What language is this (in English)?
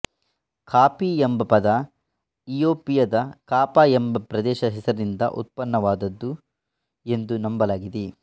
Kannada